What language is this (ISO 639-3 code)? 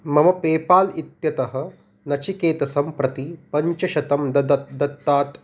san